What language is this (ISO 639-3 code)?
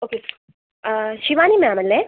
mal